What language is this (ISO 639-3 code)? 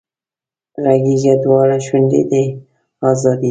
pus